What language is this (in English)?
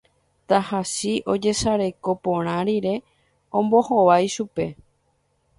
Guarani